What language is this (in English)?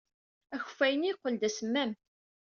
Kabyle